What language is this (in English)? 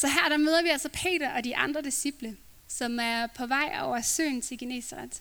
Danish